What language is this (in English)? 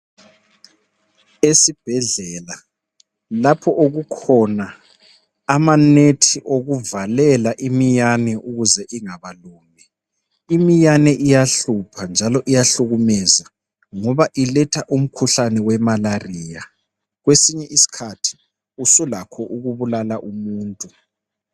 North Ndebele